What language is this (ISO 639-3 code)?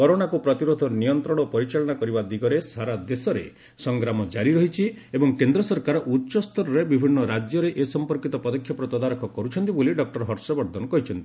ori